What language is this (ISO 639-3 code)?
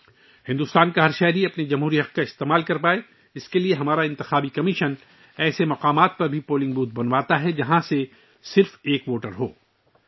urd